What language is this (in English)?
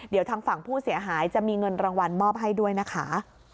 Thai